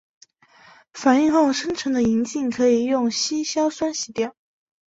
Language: Chinese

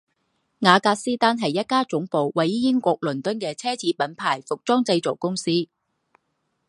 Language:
Chinese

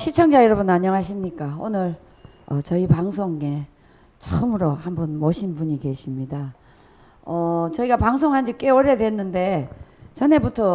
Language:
Korean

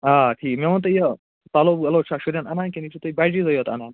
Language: Kashmiri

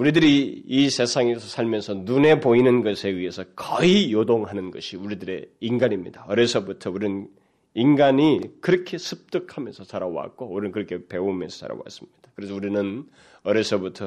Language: Korean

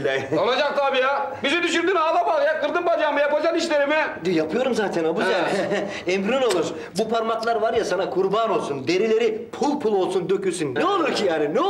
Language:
Turkish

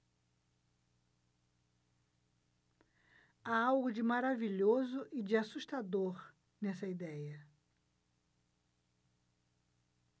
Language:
Portuguese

